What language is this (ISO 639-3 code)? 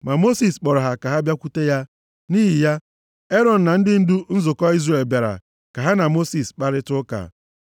ibo